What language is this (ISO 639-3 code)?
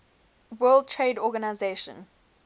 eng